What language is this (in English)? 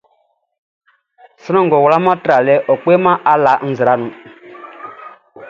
Baoulé